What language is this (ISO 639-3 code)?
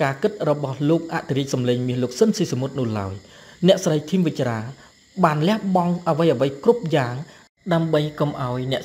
tha